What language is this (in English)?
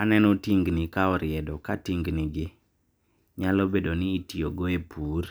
Luo (Kenya and Tanzania)